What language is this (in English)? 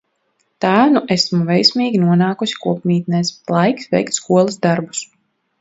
Latvian